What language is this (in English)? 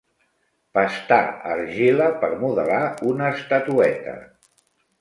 Catalan